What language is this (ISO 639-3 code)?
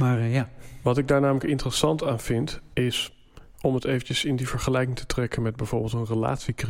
nld